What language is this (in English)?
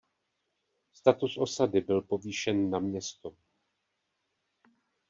Czech